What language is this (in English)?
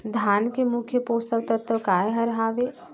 Chhattisgarhi